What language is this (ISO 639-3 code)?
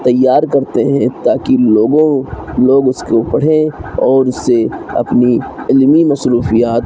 urd